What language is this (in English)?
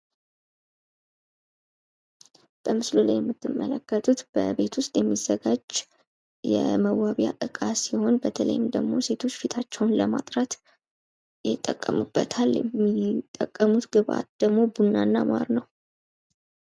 Amharic